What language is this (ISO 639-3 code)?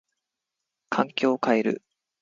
jpn